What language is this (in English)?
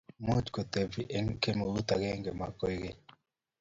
Kalenjin